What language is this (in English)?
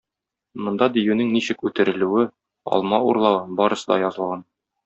Tatar